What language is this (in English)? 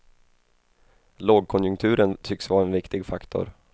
Swedish